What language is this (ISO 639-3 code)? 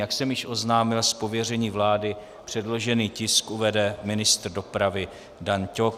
ces